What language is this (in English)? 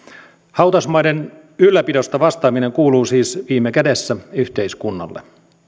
Finnish